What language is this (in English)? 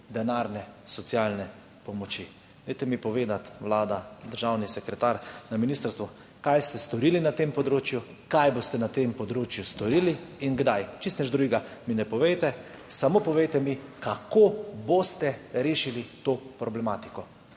Slovenian